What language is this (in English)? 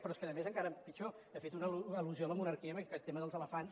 Catalan